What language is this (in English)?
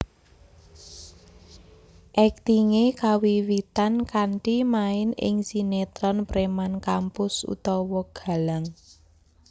Javanese